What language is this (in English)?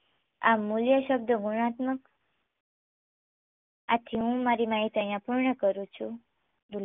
Gujarati